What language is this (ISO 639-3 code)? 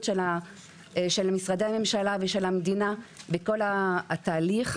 heb